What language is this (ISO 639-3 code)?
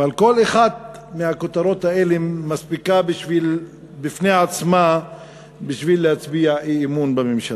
heb